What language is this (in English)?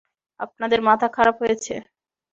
Bangla